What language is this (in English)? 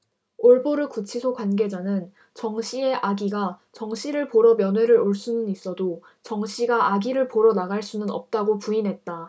Korean